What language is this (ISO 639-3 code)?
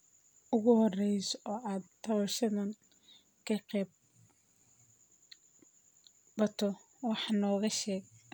som